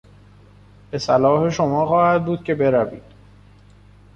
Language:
Persian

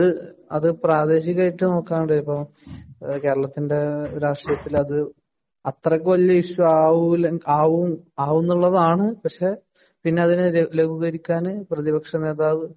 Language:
Malayalam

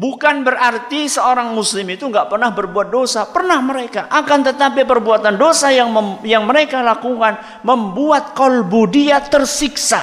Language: Indonesian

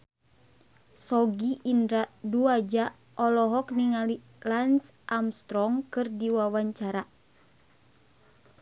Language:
Sundanese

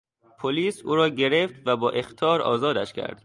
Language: Persian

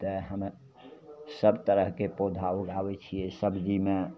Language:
Maithili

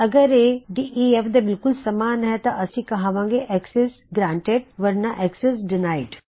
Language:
Punjabi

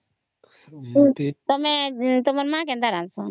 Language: Odia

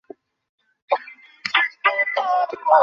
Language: Bangla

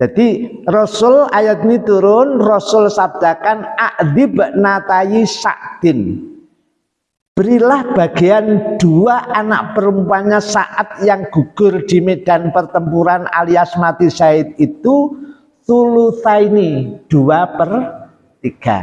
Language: Indonesian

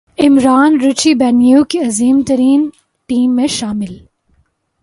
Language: Urdu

